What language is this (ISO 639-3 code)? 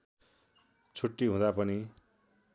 nep